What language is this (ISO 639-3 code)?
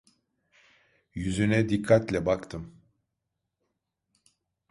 tur